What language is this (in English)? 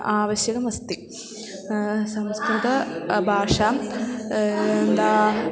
Sanskrit